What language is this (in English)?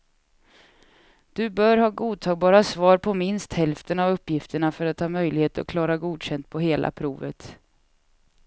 Swedish